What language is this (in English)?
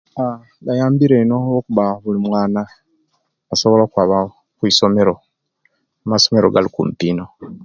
Kenyi